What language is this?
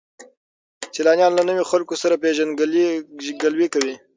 Pashto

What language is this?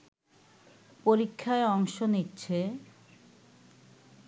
Bangla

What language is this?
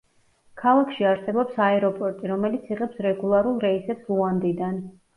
Georgian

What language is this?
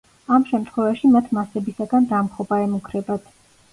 Georgian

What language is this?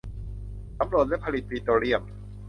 Thai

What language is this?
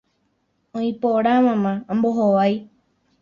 Guarani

